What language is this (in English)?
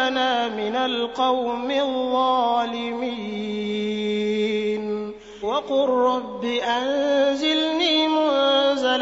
Arabic